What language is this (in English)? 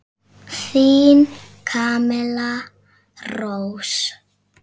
Icelandic